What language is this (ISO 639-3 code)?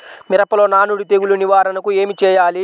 tel